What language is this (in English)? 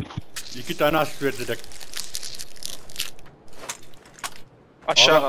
Turkish